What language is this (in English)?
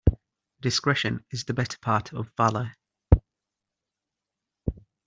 English